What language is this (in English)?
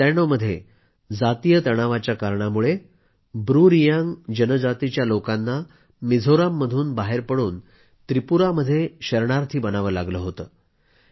Marathi